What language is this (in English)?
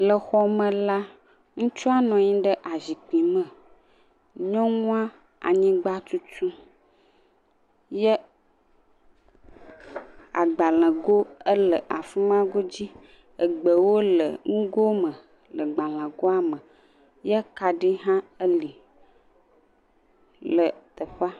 Ewe